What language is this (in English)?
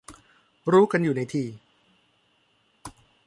Thai